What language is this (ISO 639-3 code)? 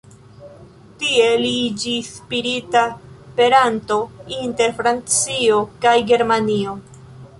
epo